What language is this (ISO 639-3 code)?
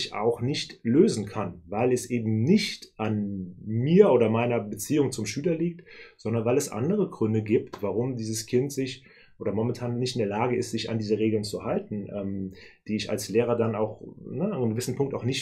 deu